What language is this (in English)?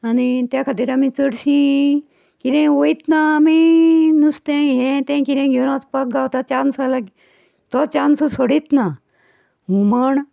Konkani